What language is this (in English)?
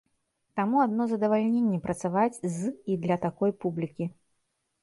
Belarusian